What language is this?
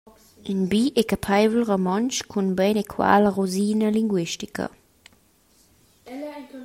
Romansh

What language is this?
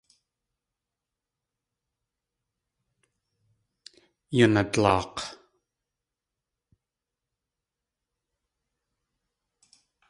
Tlingit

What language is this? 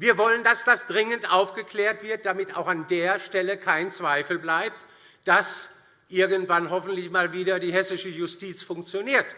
German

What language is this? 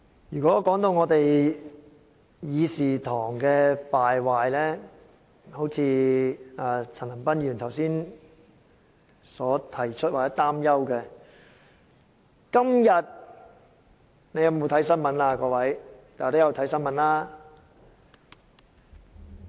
Cantonese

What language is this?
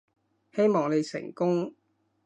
Cantonese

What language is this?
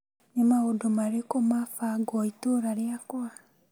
Kikuyu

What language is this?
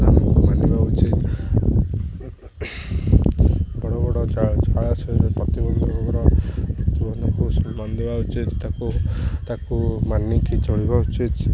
Odia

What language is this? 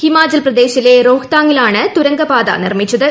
Malayalam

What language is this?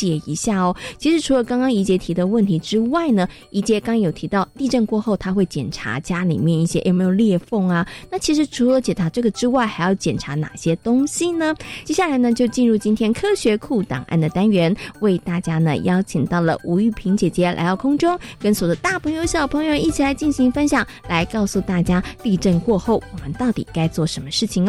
Chinese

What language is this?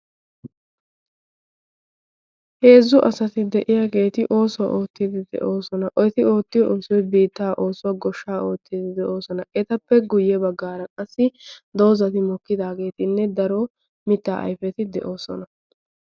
Wolaytta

